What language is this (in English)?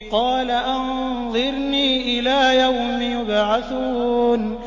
Arabic